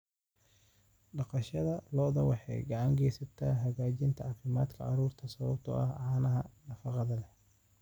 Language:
Somali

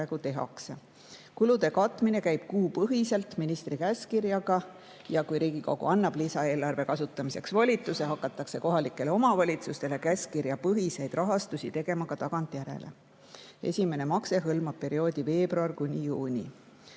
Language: Estonian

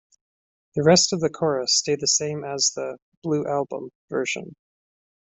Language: English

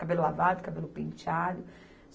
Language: Portuguese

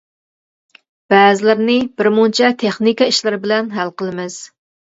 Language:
Uyghur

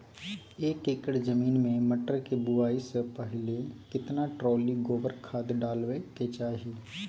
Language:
Maithili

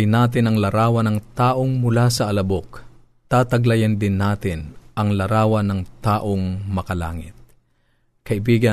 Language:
Filipino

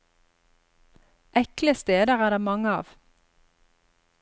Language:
Norwegian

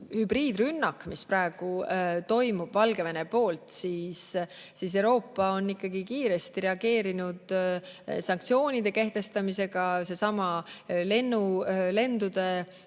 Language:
Estonian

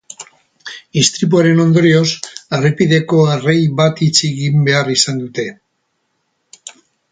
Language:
Basque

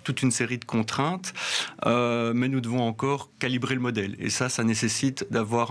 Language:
French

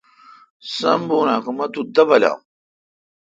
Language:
Kalkoti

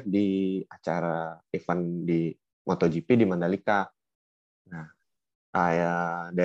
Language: Indonesian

